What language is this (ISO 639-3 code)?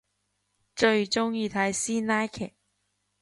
yue